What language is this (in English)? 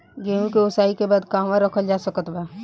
Bhojpuri